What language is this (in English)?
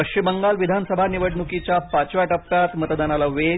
Marathi